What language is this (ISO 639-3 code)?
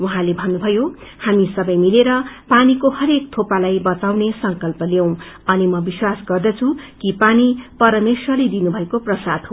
nep